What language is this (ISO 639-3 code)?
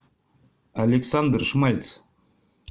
rus